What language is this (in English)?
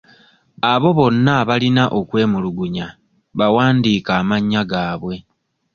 Ganda